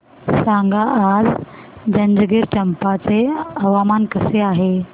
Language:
Marathi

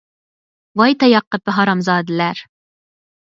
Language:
Uyghur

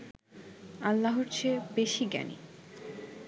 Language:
Bangla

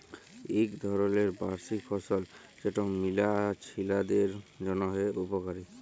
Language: Bangla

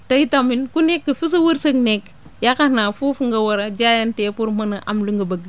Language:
Wolof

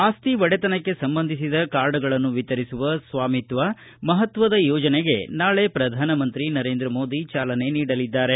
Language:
Kannada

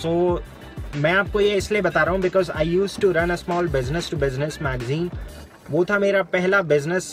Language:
Hindi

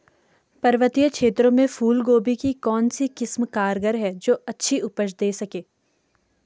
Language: Hindi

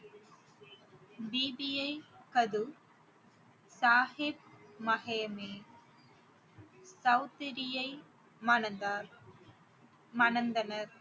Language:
Tamil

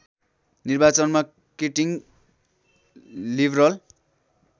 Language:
Nepali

